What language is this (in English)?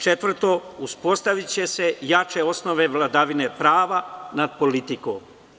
Serbian